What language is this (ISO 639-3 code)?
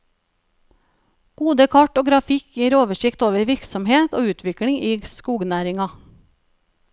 nor